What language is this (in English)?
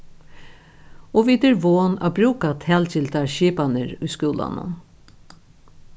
Faroese